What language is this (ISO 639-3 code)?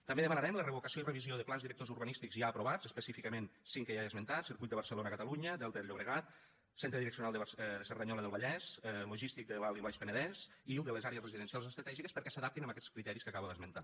cat